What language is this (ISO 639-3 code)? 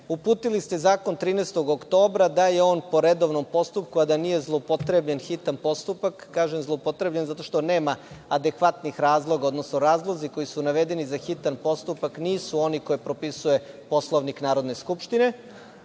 srp